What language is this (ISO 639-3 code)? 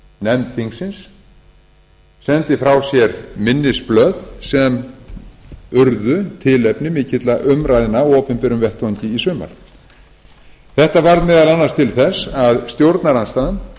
isl